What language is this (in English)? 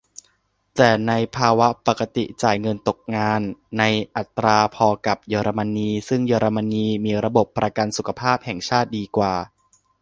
Thai